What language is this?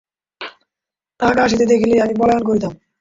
Bangla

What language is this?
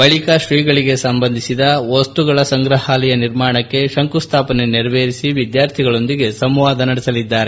Kannada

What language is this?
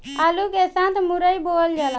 Bhojpuri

